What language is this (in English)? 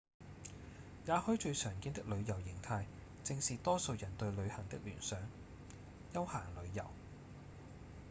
Cantonese